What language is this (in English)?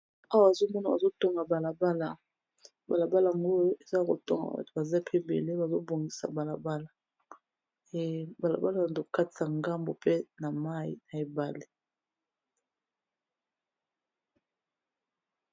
Lingala